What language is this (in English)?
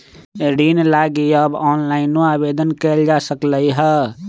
Magahi